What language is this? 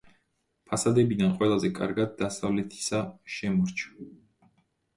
Georgian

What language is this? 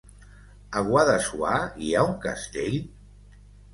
Catalan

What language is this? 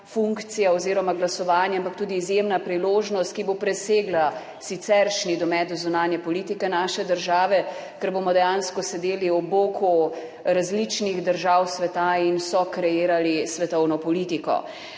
Slovenian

